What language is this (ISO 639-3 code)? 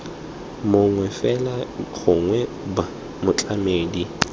tsn